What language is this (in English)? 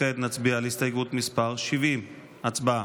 Hebrew